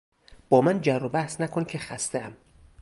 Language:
Persian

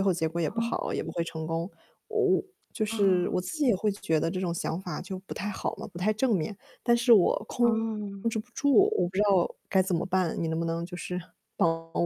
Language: Chinese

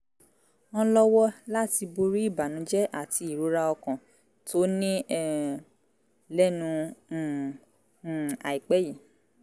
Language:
Yoruba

